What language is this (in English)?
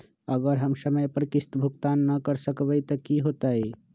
Magahi